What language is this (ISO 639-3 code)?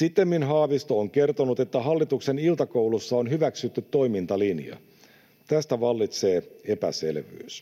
fin